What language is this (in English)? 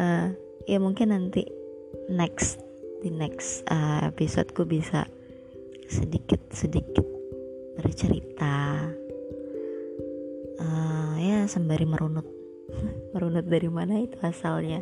Indonesian